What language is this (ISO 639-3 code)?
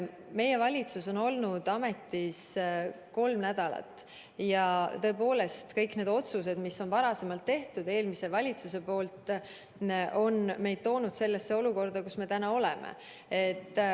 est